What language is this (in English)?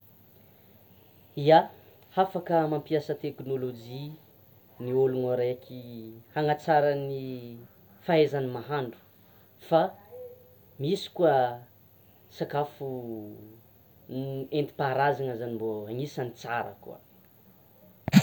Tsimihety Malagasy